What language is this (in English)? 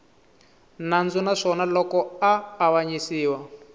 Tsonga